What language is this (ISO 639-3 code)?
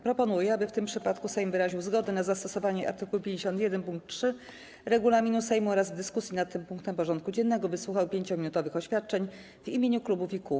pol